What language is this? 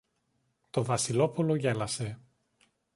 Greek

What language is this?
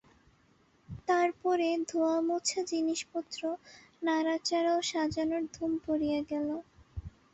Bangla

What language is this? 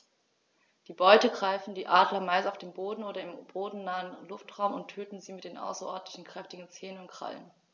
German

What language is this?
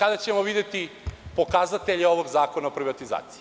Serbian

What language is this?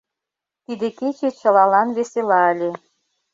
Mari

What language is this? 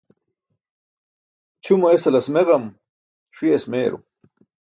Burushaski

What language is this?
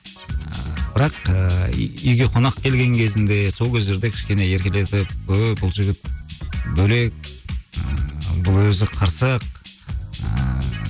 Kazakh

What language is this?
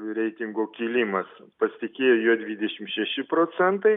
Lithuanian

